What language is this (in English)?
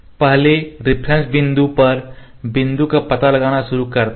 Hindi